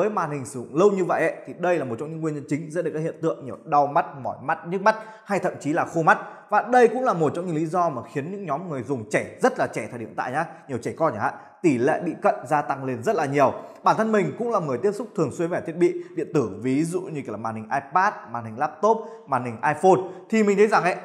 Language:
Vietnamese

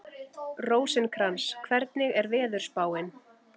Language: Icelandic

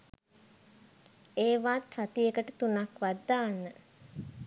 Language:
Sinhala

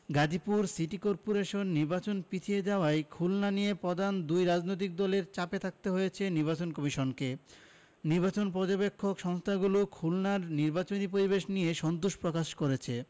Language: Bangla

